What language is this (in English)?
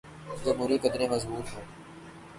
Urdu